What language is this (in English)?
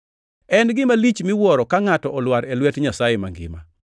Luo (Kenya and Tanzania)